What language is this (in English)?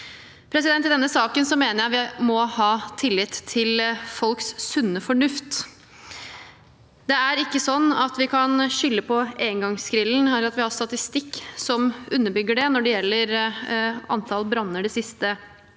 Norwegian